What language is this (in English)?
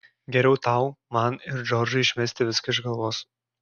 Lithuanian